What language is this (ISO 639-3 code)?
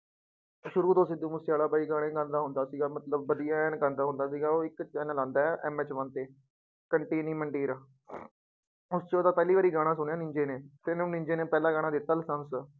pan